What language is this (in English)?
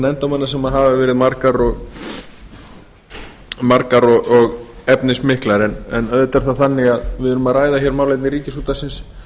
Icelandic